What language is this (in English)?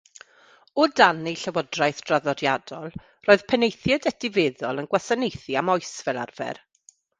Welsh